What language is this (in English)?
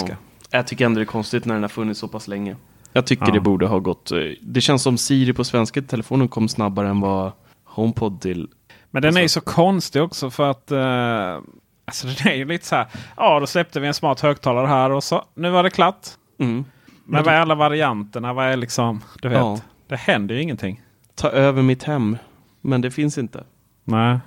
Swedish